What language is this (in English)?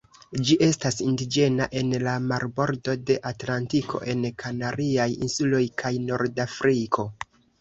Esperanto